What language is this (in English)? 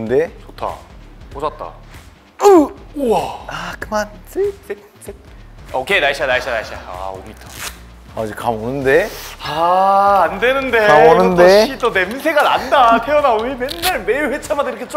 Korean